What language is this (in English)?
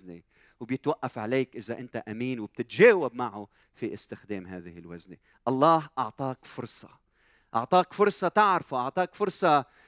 Arabic